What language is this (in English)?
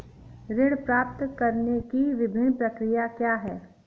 Hindi